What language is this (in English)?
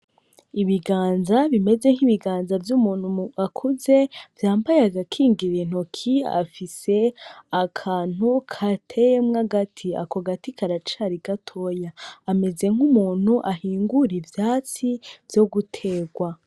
Rundi